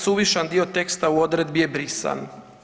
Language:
Croatian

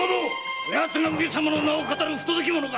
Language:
Japanese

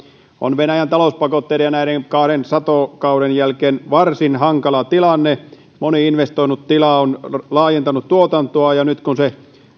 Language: Finnish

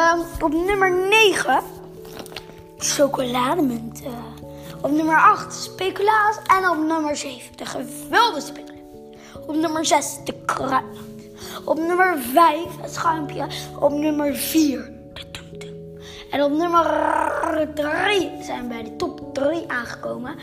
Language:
Dutch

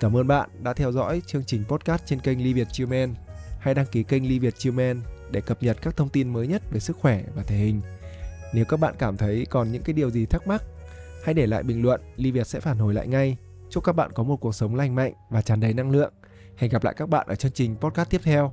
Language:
Vietnamese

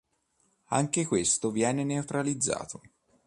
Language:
Italian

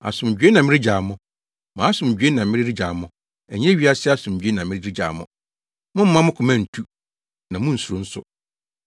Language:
Akan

